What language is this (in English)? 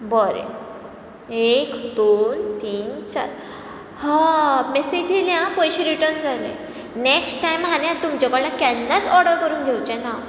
Konkani